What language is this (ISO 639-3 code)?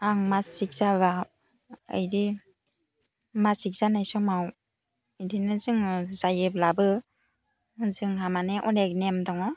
brx